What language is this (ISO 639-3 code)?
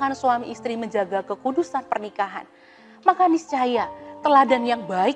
ind